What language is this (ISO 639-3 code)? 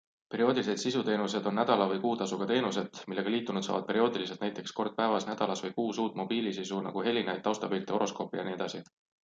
est